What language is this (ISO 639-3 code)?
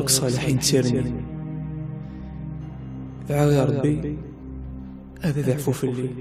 ara